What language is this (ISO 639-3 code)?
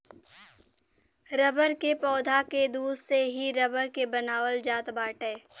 bho